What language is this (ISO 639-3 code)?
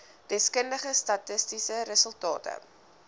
afr